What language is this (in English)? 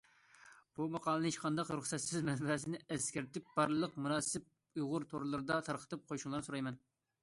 Uyghur